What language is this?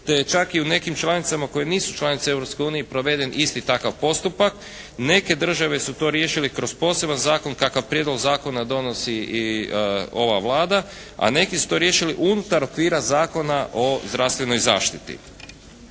Croatian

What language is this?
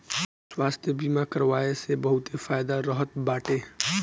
Bhojpuri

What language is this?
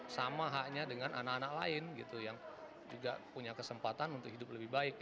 Indonesian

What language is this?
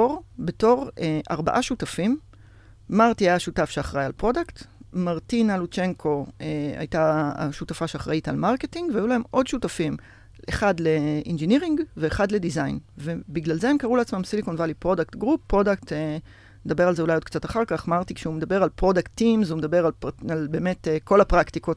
Hebrew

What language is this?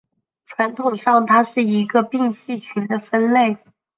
Chinese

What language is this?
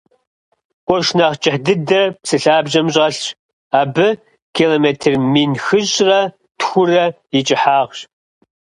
Kabardian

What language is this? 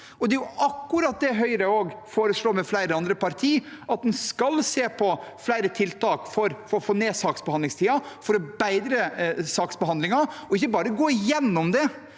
Norwegian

